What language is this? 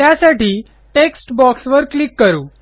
Marathi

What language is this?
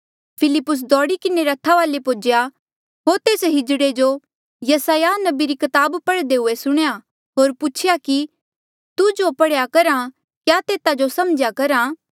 Mandeali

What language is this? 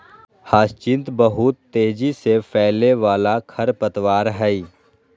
Magahi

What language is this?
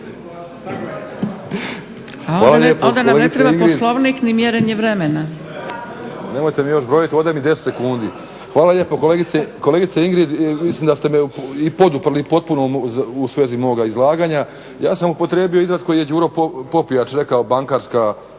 Croatian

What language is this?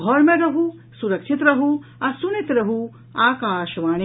Maithili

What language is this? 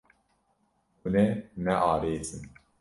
Kurdish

